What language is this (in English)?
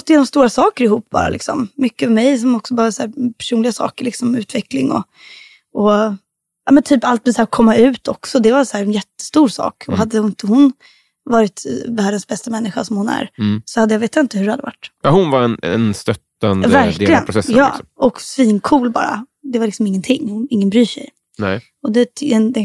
Swedish